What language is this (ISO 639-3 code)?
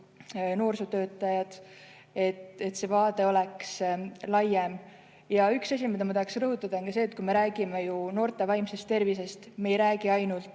est